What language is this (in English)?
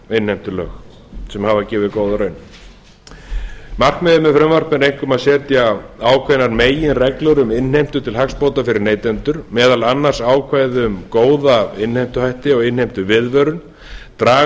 Icelandic